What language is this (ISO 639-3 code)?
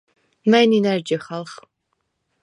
sva